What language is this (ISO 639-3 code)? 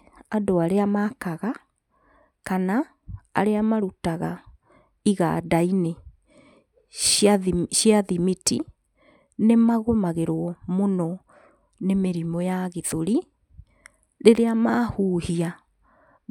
kik